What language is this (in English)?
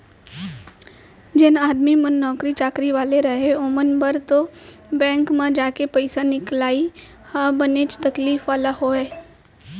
Chhattisgarhi